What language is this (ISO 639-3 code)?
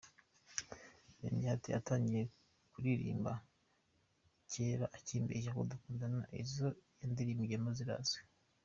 kin